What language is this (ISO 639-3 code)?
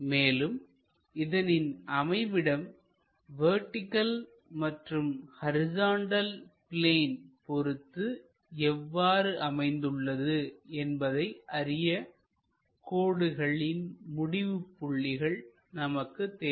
tam